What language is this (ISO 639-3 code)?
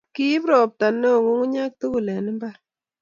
kln